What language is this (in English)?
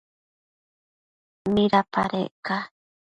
Matsés